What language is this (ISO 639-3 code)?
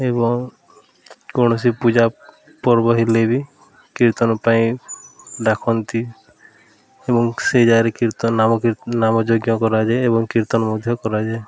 ori